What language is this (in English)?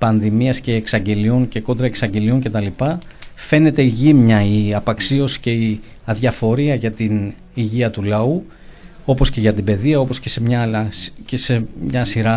Greek